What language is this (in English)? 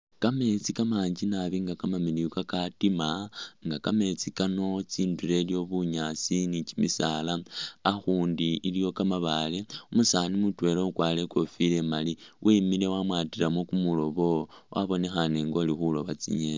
Masaaba